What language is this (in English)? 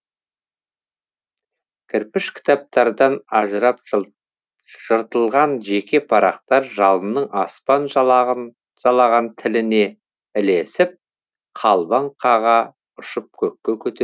Kazakh